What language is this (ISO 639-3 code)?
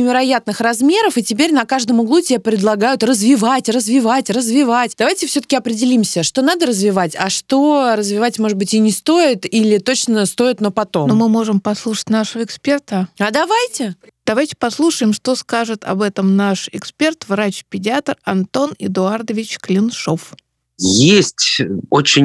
rus